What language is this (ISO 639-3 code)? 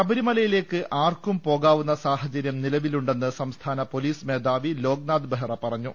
mal